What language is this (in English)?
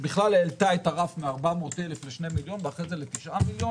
Hebrew